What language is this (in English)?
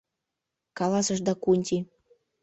Mari